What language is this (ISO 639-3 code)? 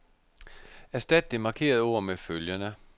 dan